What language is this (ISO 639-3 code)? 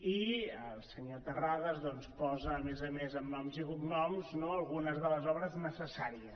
cat